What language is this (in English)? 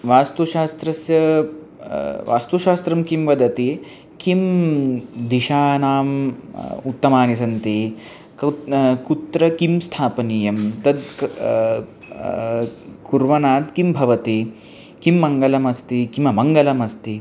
Sanskrit